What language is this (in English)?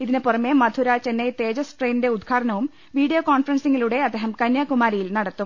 Malayalam